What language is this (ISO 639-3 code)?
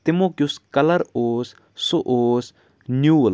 kas